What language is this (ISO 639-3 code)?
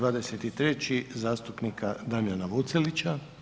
hrv